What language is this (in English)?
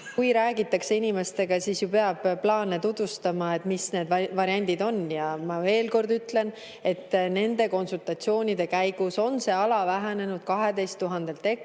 Estonian